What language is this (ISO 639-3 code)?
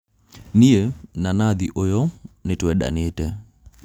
kik